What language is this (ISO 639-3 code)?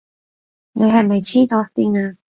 yue